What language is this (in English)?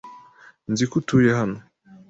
Kinyarwanda